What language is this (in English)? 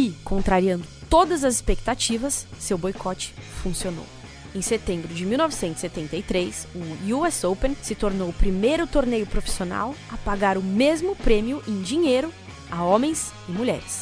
Portuguese